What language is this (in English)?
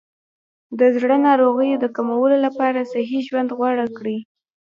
Pashto